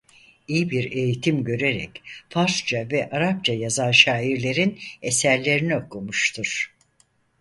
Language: Turkish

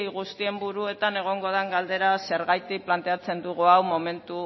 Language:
Basque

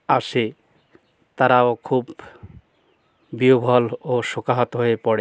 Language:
Bangla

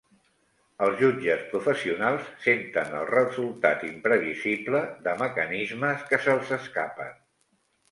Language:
Catalan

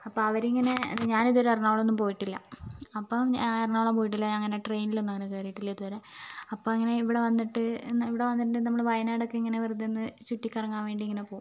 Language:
Malayalam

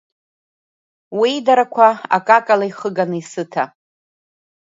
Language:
Abkhazian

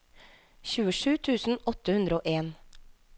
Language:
Norwegian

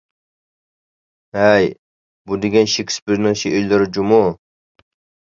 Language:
Uyghur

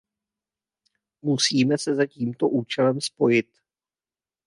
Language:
Czech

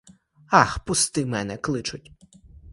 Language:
Ukrainian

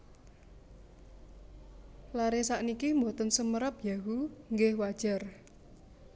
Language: Javanese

